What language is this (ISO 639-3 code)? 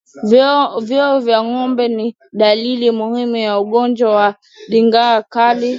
swa